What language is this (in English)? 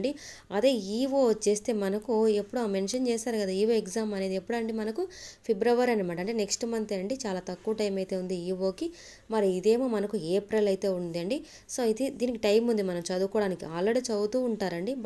Hindi